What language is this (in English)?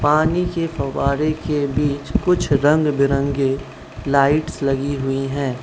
Hindi